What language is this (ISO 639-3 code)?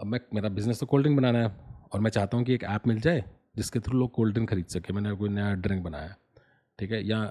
hin